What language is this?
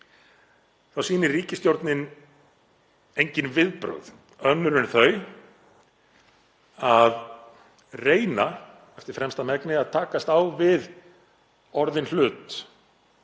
Icelandic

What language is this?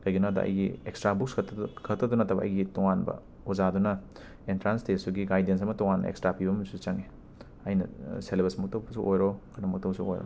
Manipuri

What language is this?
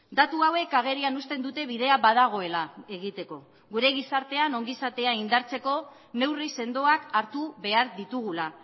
Basque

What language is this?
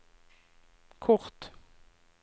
Norwegian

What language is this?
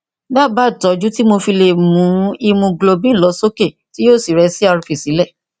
Yoruba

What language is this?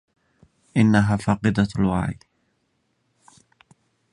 Arabic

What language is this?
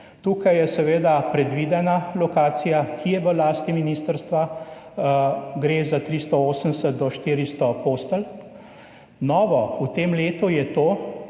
Slovenian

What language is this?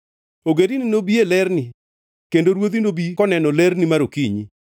Luo (Kenya and Tanzania)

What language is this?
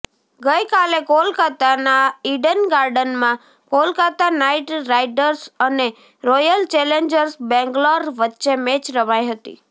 Gujarati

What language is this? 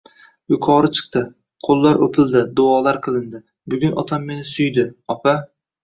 Uzbek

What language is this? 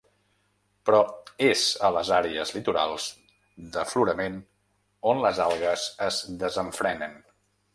Catalan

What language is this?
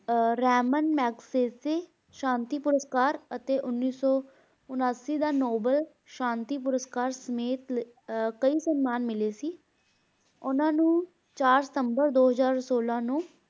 Punjabi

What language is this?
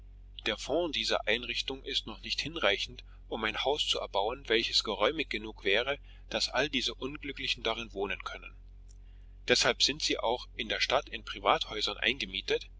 German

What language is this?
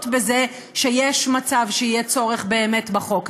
Hebrew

